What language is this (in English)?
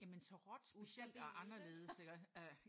Danish